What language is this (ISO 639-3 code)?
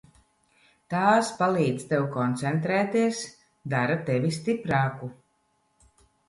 lav